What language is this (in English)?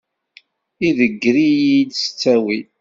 Kabyle